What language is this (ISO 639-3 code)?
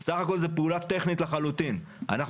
heb